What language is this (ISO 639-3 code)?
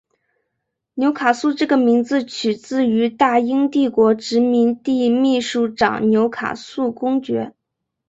zho